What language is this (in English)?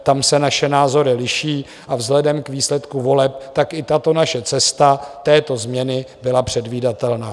Czech